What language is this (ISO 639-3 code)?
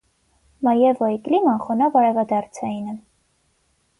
hye